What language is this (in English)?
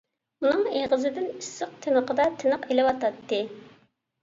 Uyghur